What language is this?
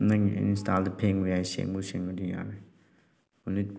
Manipuri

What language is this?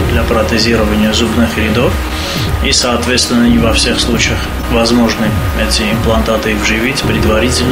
Russian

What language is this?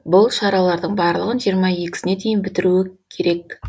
Kazakh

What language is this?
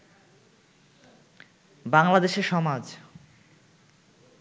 Bangla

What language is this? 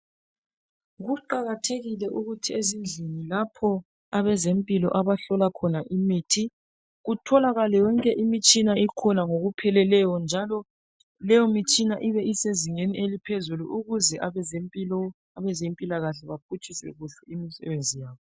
North Ndebele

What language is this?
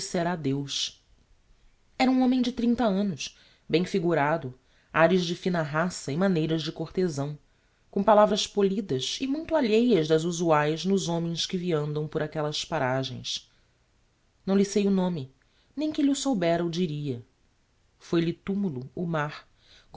Portuguese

